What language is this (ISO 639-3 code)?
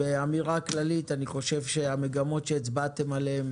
heb